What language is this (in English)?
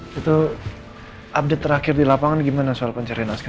Indonesian